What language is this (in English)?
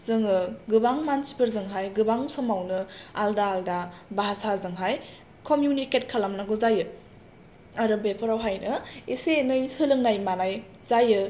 Bodo